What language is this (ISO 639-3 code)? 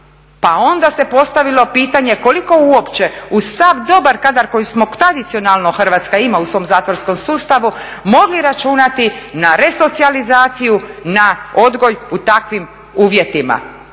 hrv